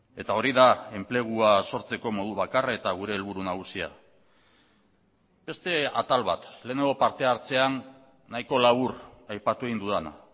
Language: Basque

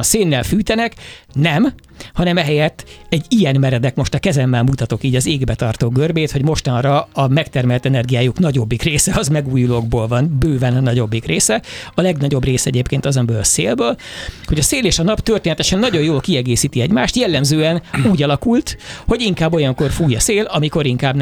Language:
Hungarian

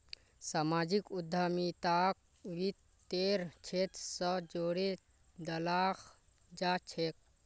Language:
Magahi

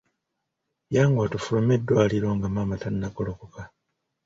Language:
Ganda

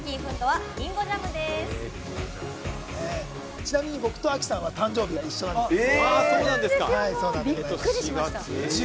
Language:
Japanese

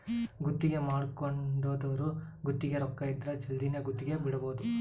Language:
Kannada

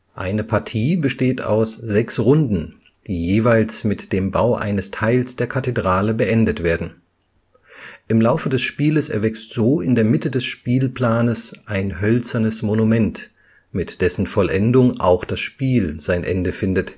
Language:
German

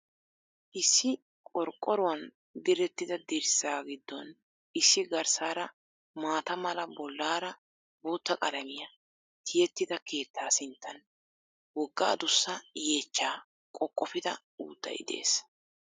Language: Wolaytta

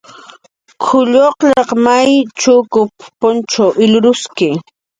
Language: Jaqaru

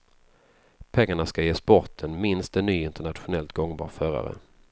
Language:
Swedish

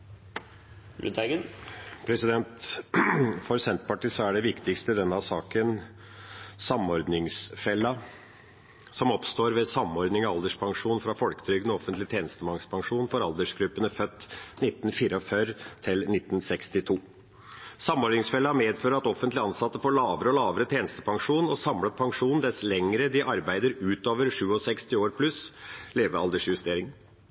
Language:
Norwegian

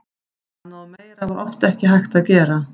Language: Icelandic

